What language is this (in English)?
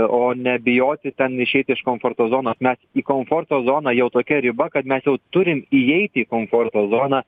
Lithuanian